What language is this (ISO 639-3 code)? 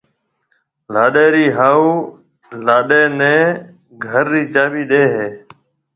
mve